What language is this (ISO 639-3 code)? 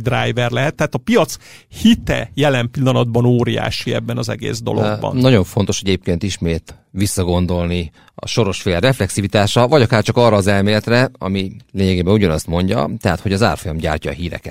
hun